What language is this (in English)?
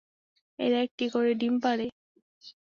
Bangla